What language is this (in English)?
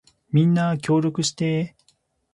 Japanese